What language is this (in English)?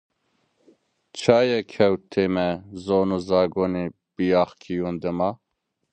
Zaza